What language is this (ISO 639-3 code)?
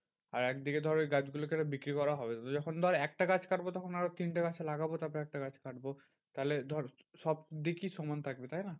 ben